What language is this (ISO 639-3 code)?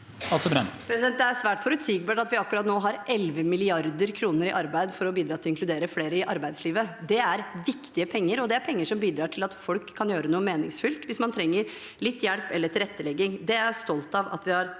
nor